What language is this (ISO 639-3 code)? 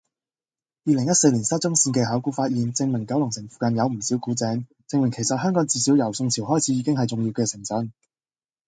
yue